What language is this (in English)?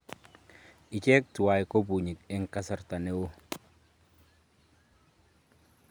Kalenjin